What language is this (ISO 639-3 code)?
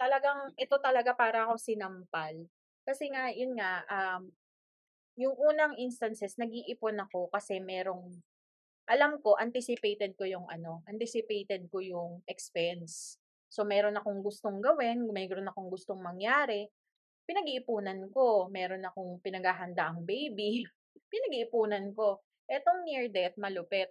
fil